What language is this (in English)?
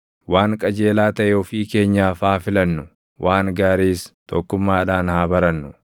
Oromo